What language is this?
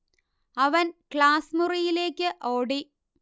Malayalam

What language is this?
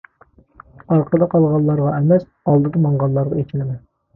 Uyghur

